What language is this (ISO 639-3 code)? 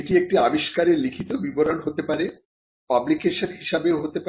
ben